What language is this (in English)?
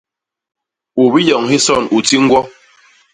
Basaa